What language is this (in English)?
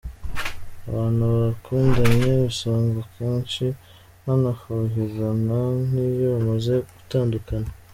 Kinyarwanda